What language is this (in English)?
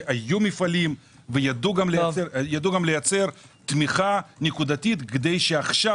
Hebrew